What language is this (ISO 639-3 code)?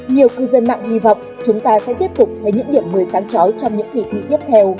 vie